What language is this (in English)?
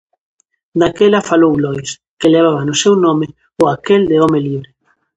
Galician